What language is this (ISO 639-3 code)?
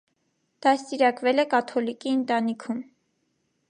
hye